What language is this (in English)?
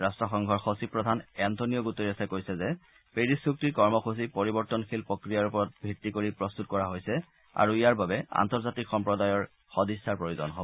Assamese